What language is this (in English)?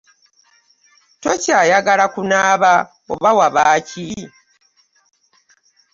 Ganda